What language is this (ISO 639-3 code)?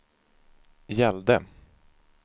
swe